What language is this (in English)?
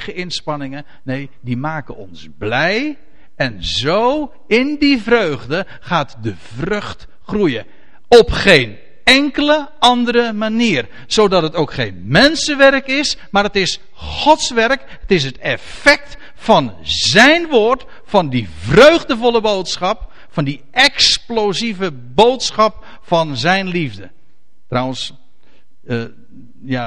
Dutch